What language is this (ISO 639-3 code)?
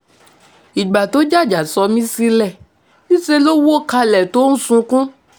yor